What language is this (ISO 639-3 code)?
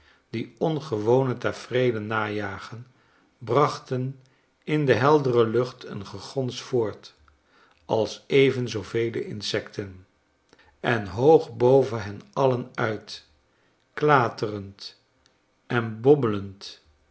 nld